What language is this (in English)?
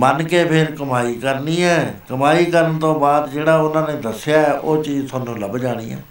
Punjabi